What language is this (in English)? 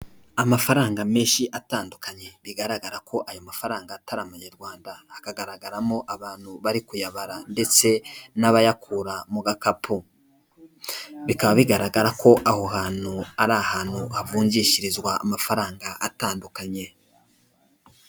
Kinyarwanda